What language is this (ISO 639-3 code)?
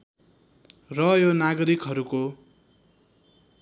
nep